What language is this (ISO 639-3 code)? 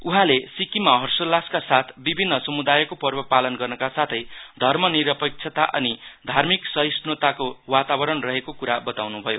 nep